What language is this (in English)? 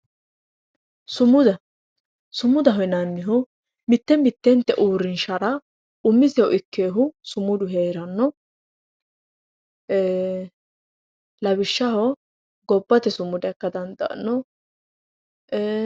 Sidamo